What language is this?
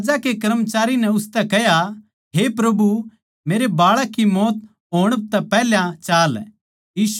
Haryanvi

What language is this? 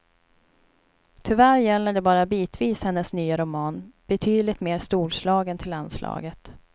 Swedish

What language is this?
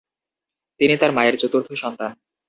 Bangla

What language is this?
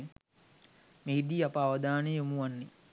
Sinhala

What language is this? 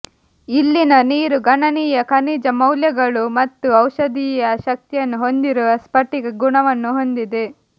Kannada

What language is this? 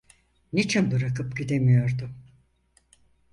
Turkish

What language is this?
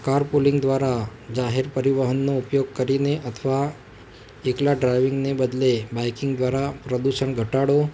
Gujarati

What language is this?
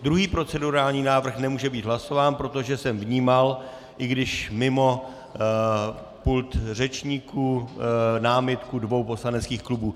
Czech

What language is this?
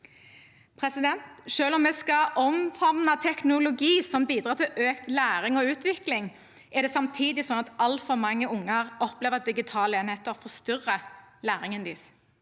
Norwegian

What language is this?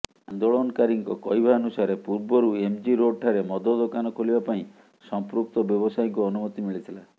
Odia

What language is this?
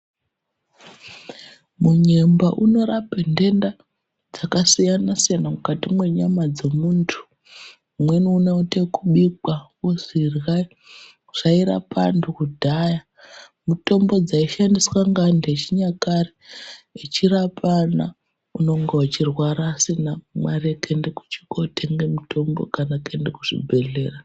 Ndau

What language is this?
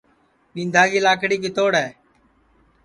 Sansi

